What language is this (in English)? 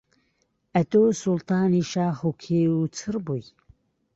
Central Kurdish